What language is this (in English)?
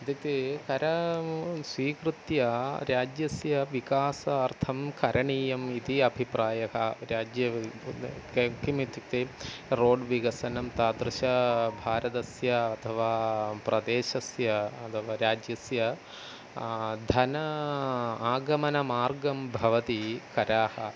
Sanskrit